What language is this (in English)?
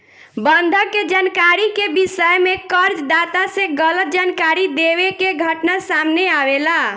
Bhojpuri